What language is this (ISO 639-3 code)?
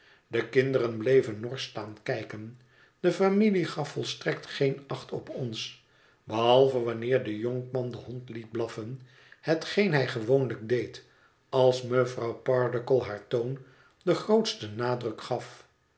nld